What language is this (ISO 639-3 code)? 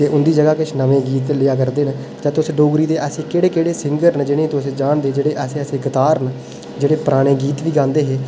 doi